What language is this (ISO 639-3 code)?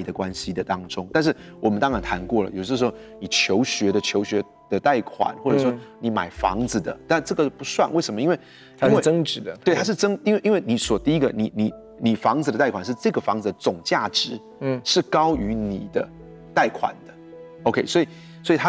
zho